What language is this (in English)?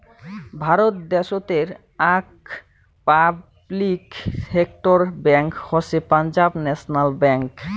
Bangla